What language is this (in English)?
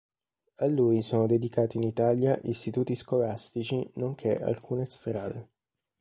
Italian